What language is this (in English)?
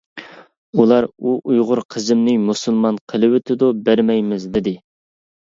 Uyghur